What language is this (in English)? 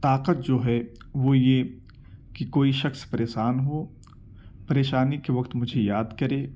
Urdu